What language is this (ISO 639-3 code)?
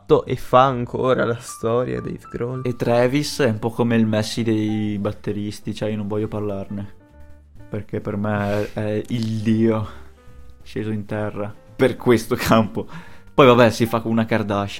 ita